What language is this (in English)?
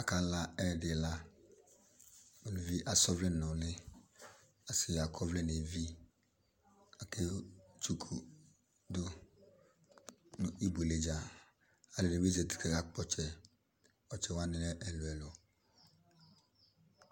Ikposo